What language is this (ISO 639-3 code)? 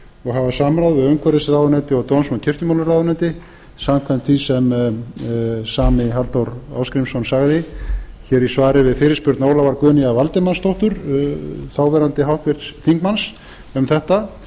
isl